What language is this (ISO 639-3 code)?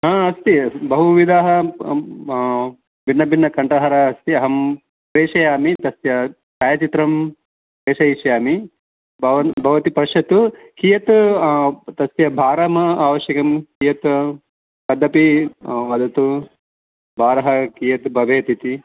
san